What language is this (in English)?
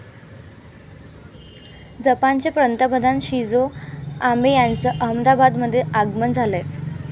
Marathi